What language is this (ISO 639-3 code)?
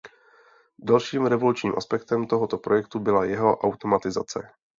ces